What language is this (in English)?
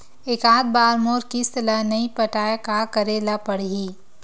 Chhattisgarhi